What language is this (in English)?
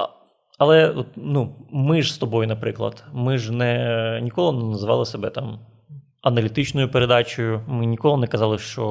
Ukrainian